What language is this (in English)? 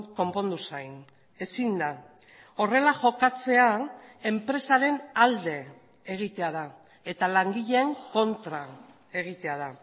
Basque